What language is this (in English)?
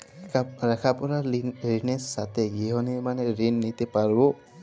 Bangla